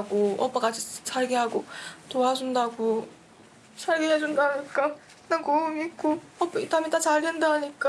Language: Korean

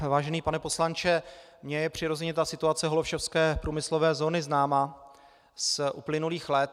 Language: Czech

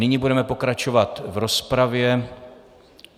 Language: Czech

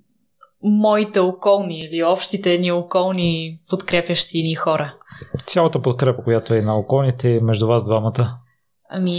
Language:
Bulgarian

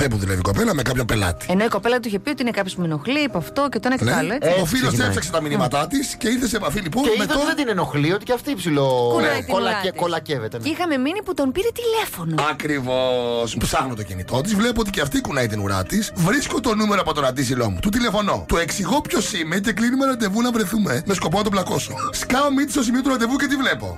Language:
Greek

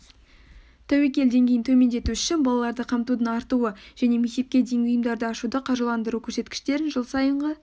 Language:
Kazakh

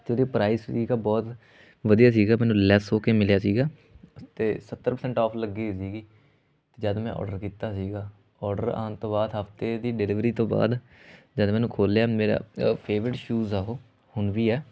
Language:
Punjabi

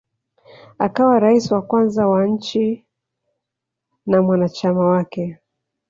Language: Swahili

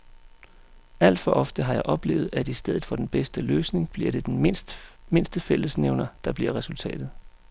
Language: Danish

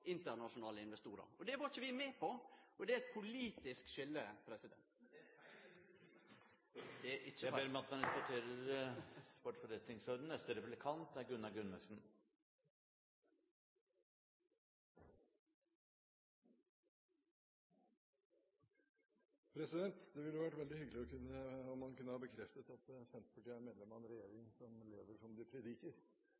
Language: Norwegian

